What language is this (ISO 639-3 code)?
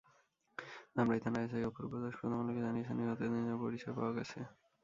ben